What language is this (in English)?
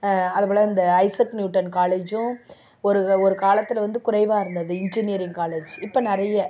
Tamil